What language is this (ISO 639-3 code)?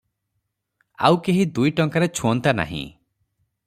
ori